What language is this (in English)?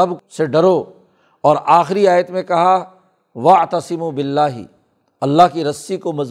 Urdu